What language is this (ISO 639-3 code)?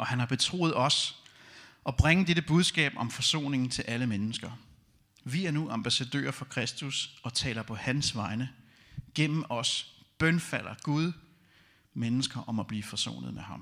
dan